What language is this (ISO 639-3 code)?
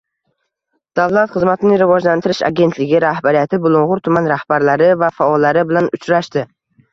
uzb